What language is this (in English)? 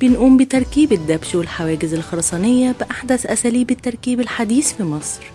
Arabic